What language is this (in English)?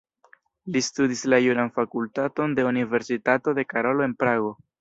Esperanto